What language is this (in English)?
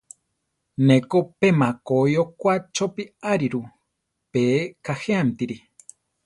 Central Tarahumara